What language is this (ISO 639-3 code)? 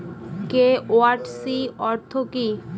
ben